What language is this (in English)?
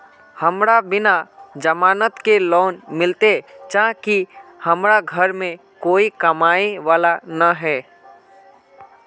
Magahi